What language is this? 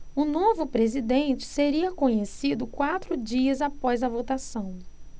Portuguese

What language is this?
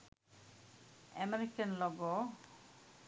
Sinhala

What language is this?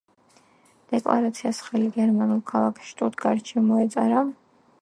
Georgian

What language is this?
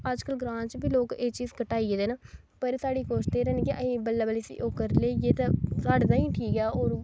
Dogri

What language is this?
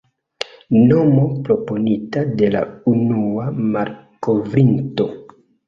Esperanto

